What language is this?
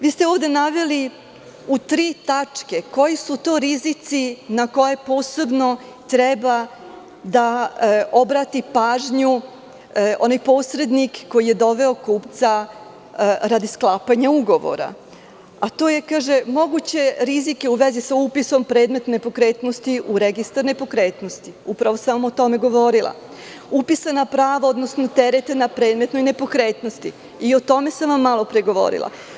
Serbian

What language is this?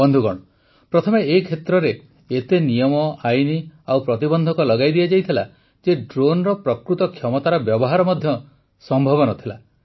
Odia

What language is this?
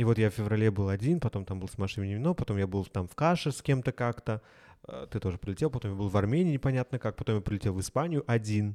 Russian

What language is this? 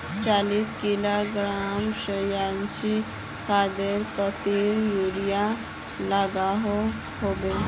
Magahi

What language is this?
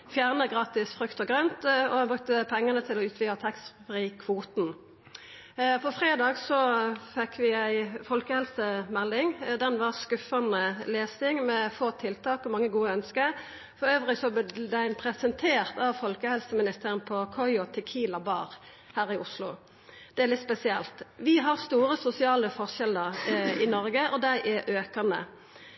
Norwegian Nynorsk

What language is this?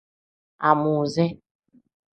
Tem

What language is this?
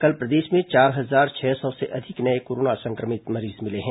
Hindi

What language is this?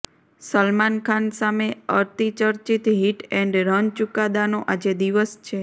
Gujarati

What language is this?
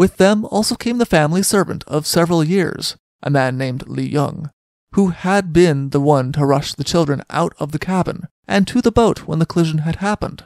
English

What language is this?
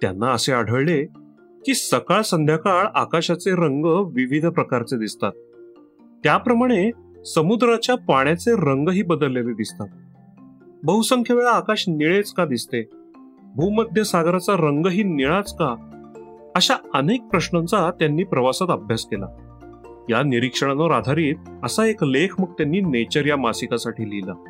Marathi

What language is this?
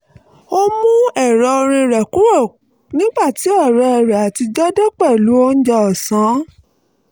Yoruba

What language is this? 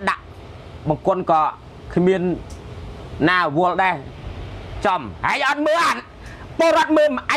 Thai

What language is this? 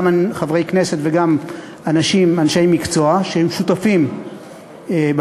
Hebrew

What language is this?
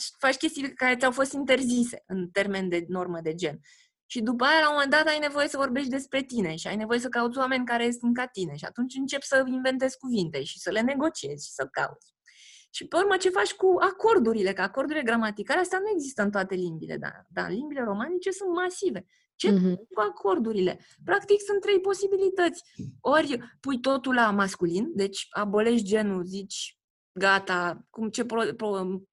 Romanian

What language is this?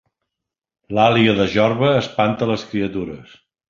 Catalan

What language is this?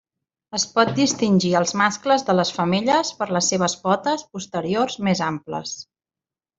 Catalan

